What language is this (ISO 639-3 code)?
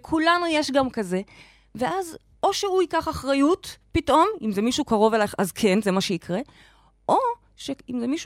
heb